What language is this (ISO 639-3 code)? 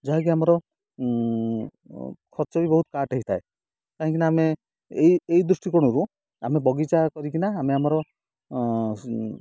ori